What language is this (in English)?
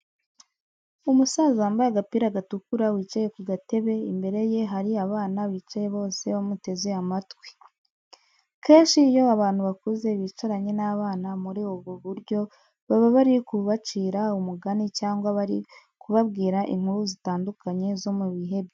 Kinyarwanda